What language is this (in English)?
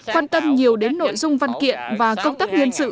Vietnamese